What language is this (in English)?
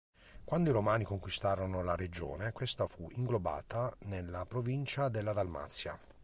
Italian